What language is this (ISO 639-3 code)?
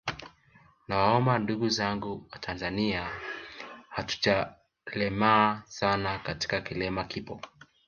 swa